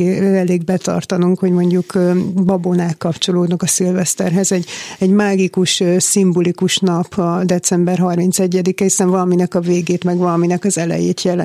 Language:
Hungarian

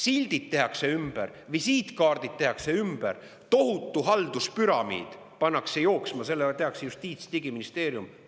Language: Estonian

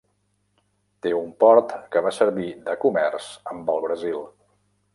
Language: Catalan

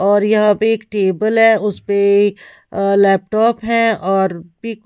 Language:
Hindi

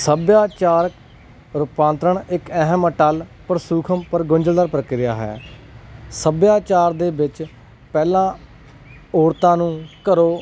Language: Punjabi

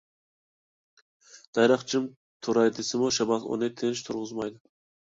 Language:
Uyghur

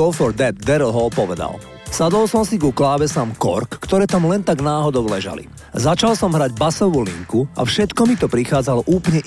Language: Slovak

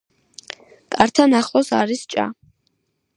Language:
Georgian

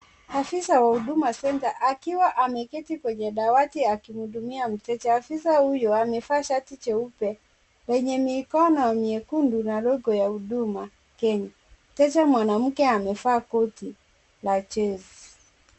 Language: Swahili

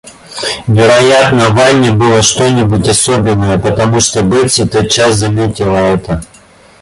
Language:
Russian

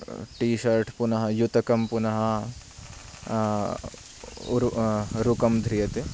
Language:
Sanskrit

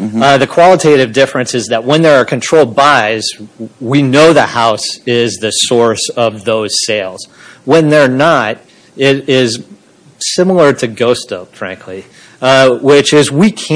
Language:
English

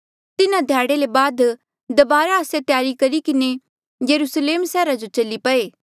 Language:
Mandeali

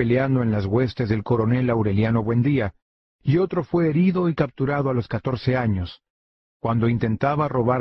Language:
Spanish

